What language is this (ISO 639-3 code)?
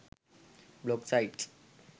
sin